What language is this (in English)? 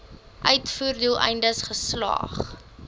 Afrikaans